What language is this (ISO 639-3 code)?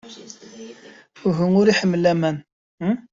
kab